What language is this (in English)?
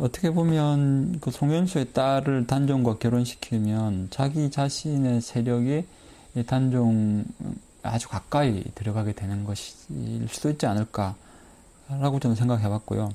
Korean